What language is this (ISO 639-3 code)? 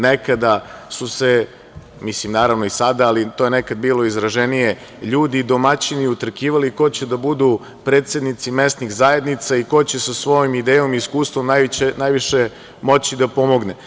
srp